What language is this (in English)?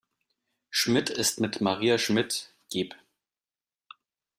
German